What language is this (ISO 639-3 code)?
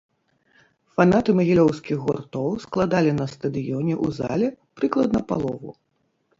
bel